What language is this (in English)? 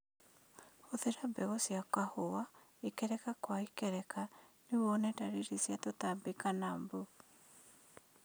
Kikuyu